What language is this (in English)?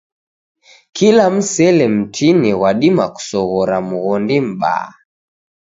Taita